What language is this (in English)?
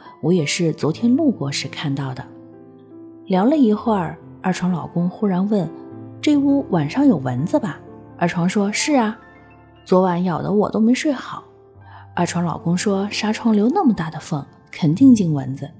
Chinese